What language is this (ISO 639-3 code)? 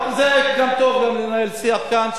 heb